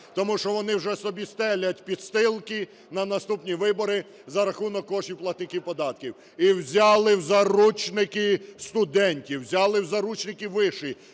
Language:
Ukrainian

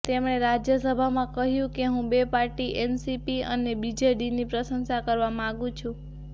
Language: Gujarati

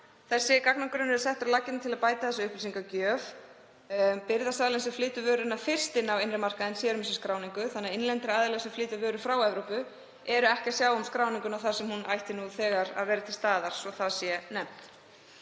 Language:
Icelandic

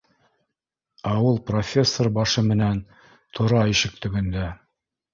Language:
Bashkir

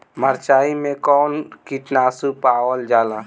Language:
Bhojpuri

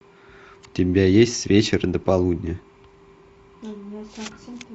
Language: Russian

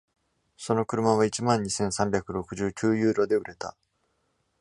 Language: Japanese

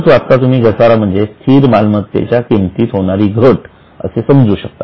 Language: Marathi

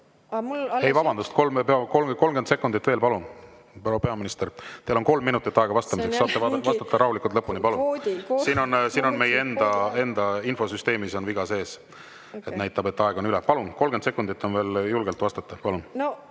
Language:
Estonian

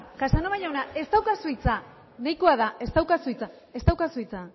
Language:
Basque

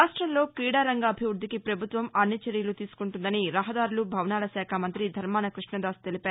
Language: Telugu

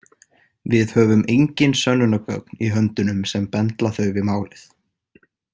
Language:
Icelandic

